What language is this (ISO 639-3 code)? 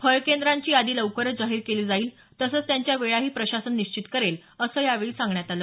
mar